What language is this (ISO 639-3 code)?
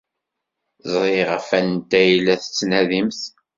kab